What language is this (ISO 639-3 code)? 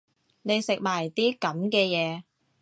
yue